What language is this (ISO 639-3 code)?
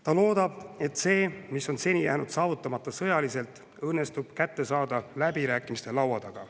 est